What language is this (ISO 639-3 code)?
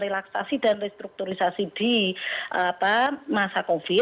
ind